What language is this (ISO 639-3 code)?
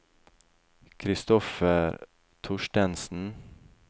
nor